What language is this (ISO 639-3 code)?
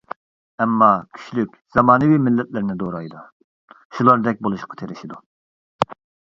uig